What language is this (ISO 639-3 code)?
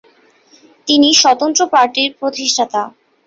ben